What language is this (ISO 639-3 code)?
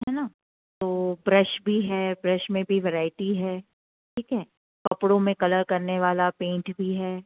hin